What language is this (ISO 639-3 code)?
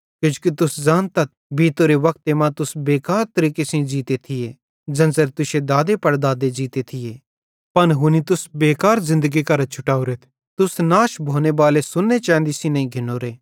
bhd